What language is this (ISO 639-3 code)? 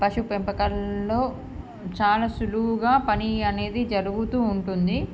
tel